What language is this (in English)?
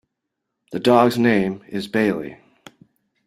English